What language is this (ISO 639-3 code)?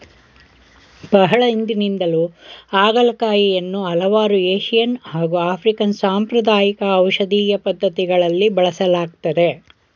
kan